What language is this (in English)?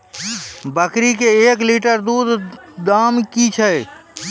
Maithili